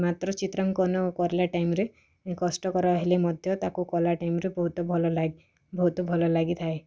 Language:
Odia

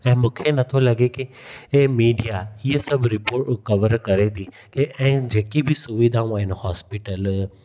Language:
Sindhi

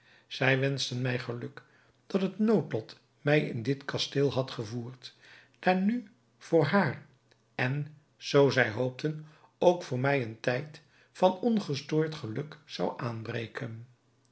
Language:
Dutch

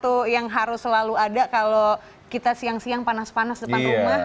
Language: Indonesian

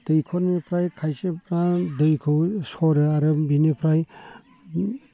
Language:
Bodo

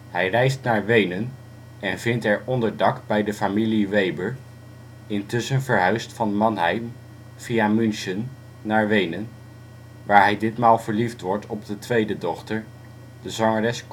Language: Dutch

